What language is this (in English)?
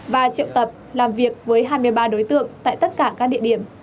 Vietnamese